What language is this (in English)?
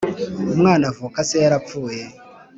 Kinyarwanda